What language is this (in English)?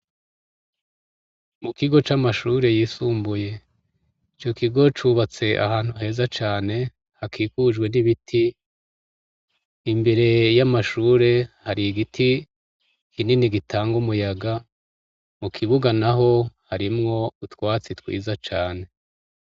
Rundi